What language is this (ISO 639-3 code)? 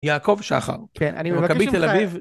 heb